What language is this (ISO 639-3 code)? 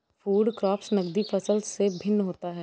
hin